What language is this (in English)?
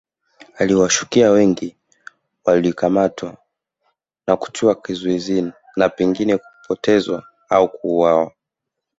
Swahili